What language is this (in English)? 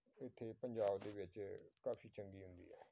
Punjabi